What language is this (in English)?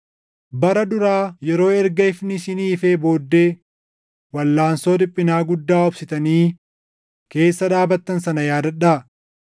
Oromo